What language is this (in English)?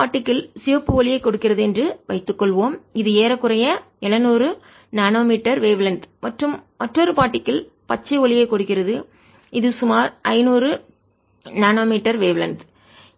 Tamil